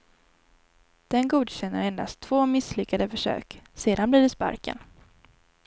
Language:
Swedish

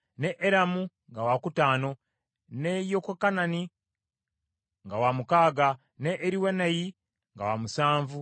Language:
Ganda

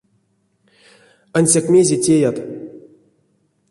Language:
Erzya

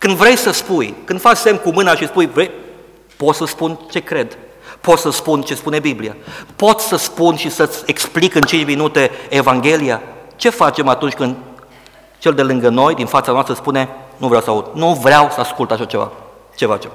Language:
Romanian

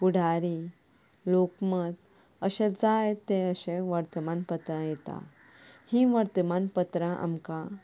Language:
Konkani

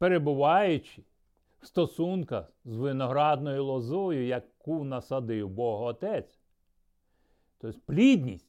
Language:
Ukrainian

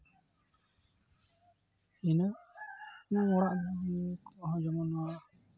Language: Santali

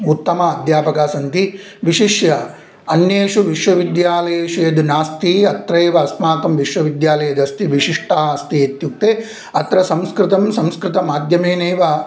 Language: Sanskrit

